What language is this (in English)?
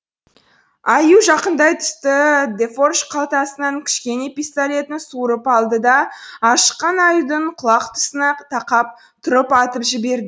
Kazakh